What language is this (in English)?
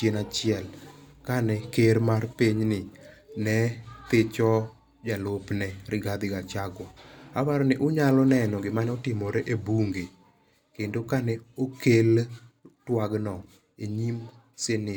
Luo (Kenya and Tanzania)